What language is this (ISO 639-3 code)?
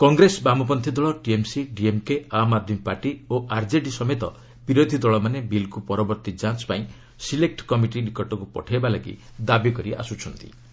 ori